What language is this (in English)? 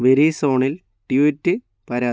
Malayalam